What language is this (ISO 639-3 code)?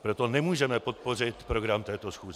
ces